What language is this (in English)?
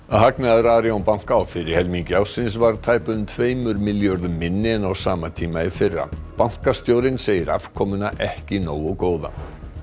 Icelandic